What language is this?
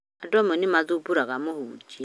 Kikuyu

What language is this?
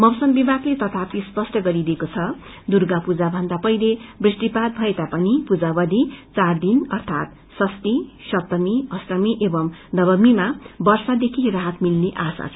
Nepali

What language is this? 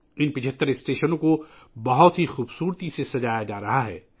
Urdu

